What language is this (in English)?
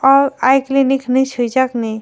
Kok Borok